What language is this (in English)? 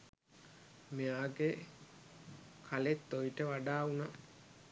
Sinhala